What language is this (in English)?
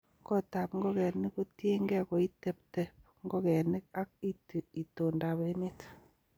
Kalenjin